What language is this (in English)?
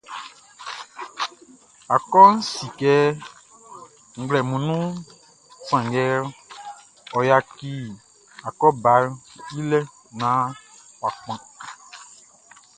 Baoulé